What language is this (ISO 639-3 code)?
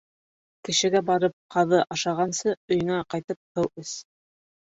bak